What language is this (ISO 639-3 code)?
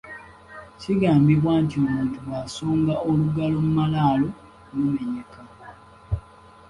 lug